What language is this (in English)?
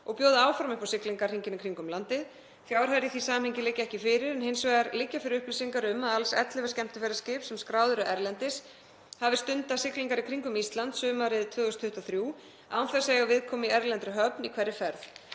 Icelandic